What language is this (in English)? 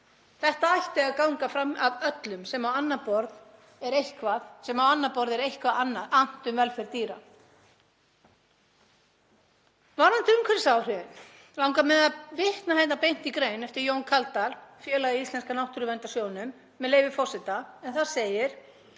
Icelandic